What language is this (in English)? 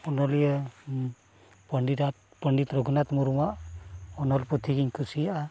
Santali